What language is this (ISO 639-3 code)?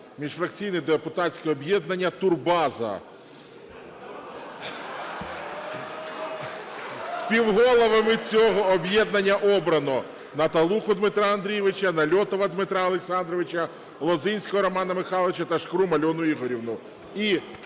ukr